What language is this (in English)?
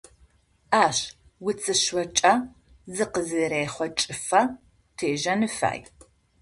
Adyghe